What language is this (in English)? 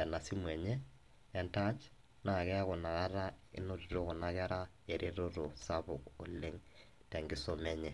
Masai